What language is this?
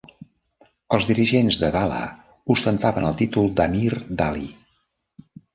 Catalan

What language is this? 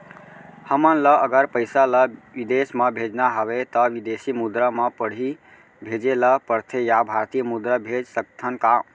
Chhattisgarhi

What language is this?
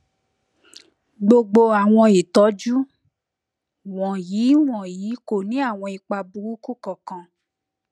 Yoruba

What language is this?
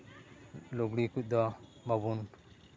Santali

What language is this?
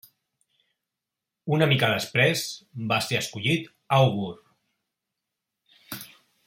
Catalan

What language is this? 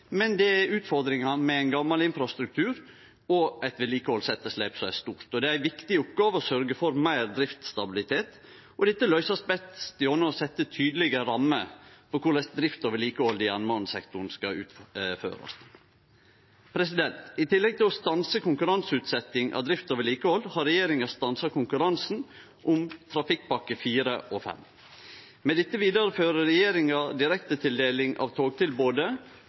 Norwegian Nynorsk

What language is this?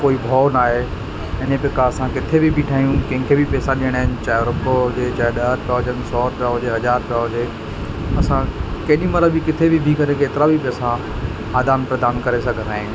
Sindhi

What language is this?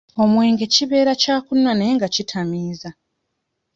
Ganda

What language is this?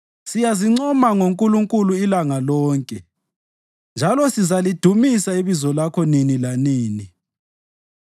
North Ndebele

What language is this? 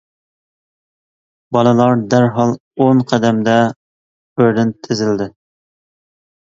Uyghur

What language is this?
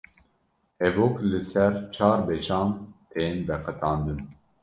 Kurdish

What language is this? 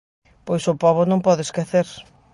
Galician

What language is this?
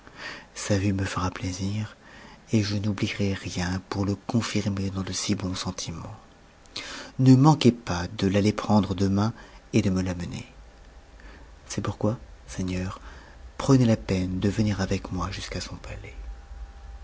French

